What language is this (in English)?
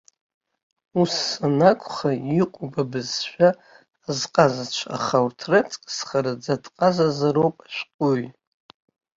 Abkhazian